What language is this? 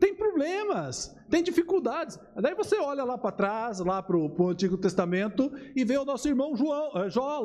Portuguese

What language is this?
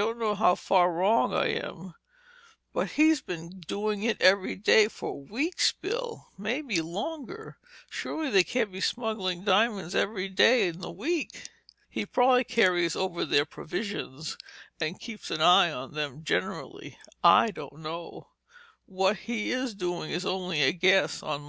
English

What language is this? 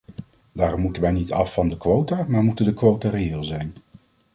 Dutch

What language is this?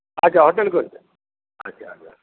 Odia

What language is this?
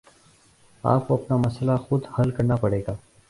Urdu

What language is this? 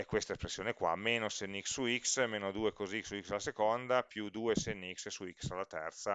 Italian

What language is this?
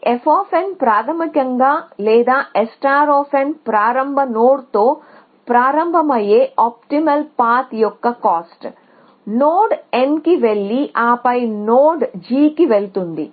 Telugu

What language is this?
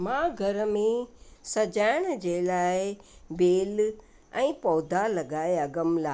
Sindhi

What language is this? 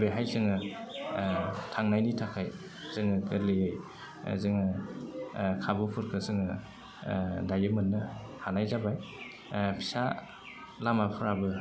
Bodo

